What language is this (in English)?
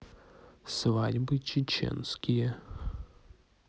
Russian